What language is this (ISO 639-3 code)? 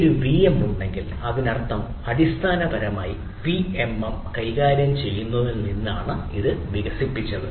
mal